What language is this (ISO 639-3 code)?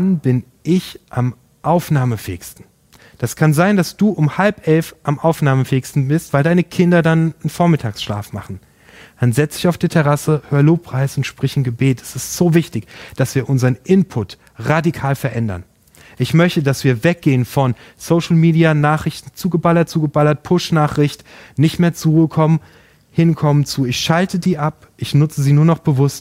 deu